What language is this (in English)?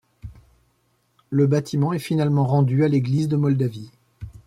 French